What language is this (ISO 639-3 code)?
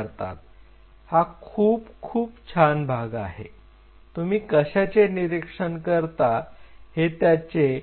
mar